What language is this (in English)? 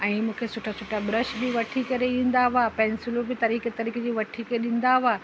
Sindhi